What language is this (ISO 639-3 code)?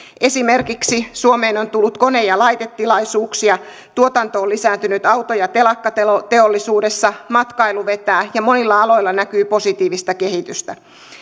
fin